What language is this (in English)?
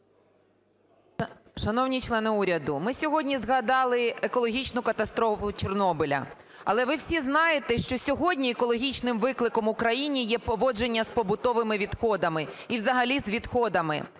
Ukrainian